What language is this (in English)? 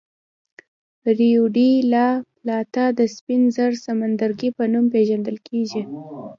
Pashto